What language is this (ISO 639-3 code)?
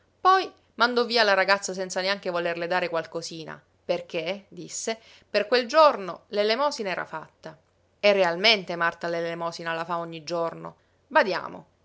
ita